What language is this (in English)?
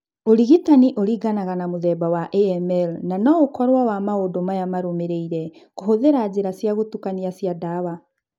Kikuyu